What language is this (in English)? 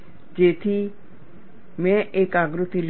Gujarati